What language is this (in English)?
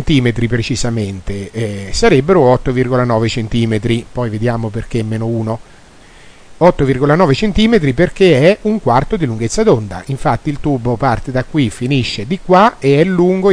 Italian